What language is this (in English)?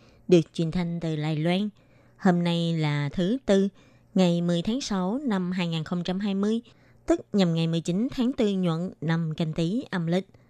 Vietnamese